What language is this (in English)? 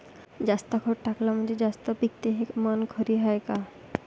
Marathi